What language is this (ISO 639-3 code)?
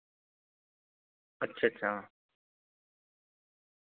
doi